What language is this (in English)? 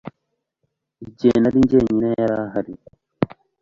Kinyarwanda